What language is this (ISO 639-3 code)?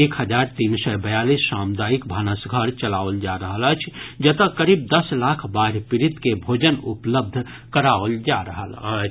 mai